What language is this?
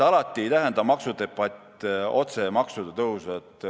Estonian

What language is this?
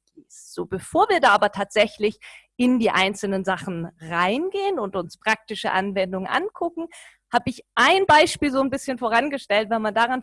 German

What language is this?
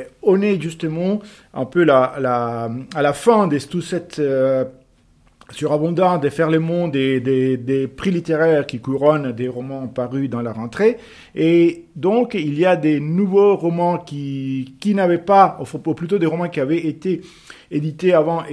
French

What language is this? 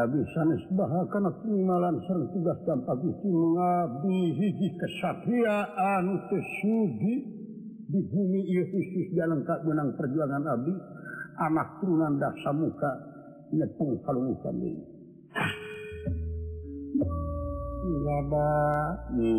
Indonesian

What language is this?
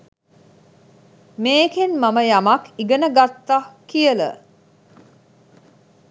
Sinhala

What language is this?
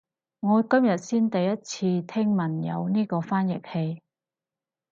Cantonese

